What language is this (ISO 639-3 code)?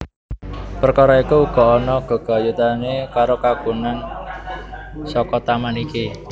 jav